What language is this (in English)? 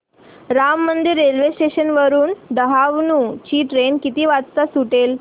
Marathi